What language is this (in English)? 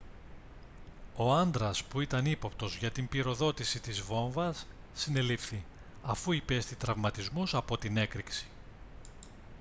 Greek